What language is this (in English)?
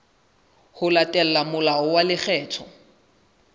Southern Sotho